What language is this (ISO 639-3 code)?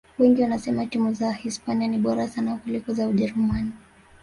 swa